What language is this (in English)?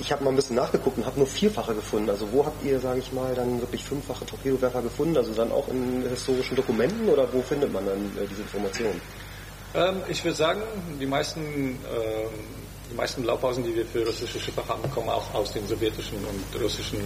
German